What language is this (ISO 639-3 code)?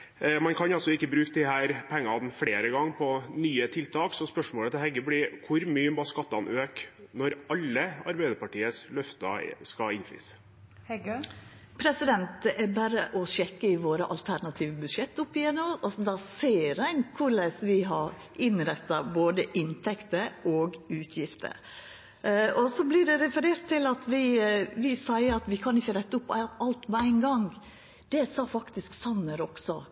nor